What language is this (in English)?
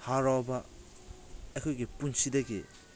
Manipuri